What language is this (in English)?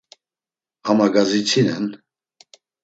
Laz